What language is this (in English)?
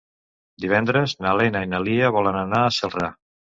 Catalan